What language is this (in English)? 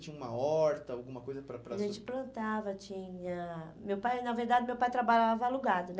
Portuguese